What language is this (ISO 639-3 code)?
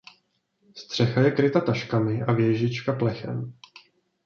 ces